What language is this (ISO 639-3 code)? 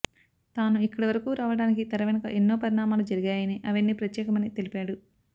tel